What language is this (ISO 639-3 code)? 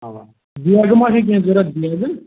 kas